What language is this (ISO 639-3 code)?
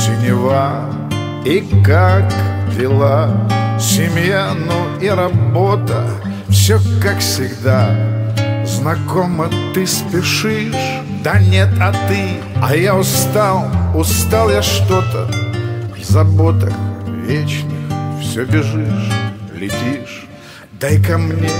rus